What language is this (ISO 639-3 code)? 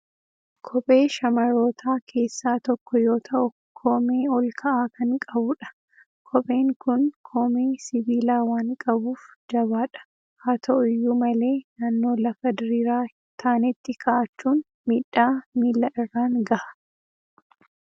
orm